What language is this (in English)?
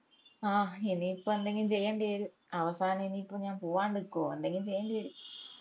Malayalam